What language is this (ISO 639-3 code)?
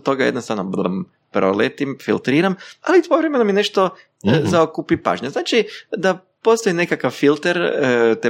hrv